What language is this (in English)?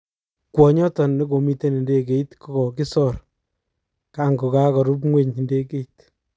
Kalenjin